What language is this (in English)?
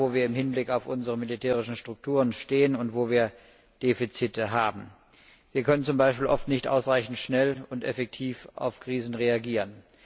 German